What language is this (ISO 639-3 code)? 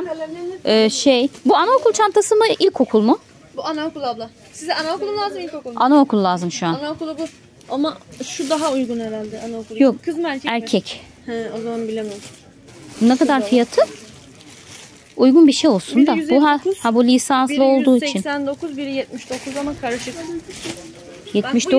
tur